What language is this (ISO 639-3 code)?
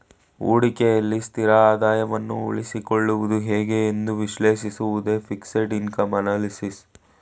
kan